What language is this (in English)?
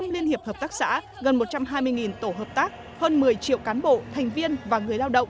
Vietnamese